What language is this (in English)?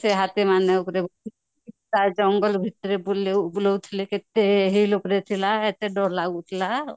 Odia